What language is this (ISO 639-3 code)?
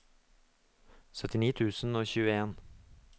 nor